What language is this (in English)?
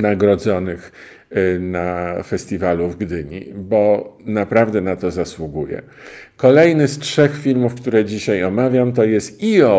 Polish